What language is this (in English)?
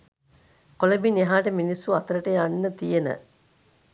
Sinhala